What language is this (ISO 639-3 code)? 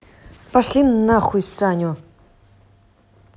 rus